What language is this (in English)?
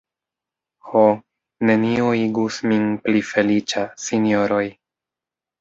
Esperanto